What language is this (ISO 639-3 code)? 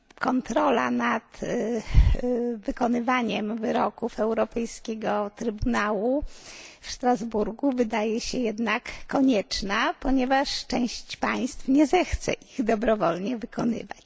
pol